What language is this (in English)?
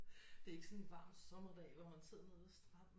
Danish